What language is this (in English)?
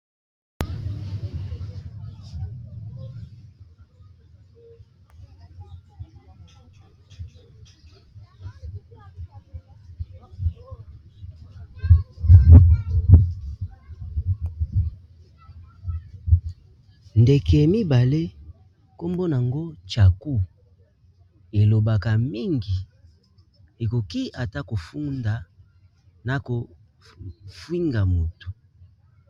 Lingala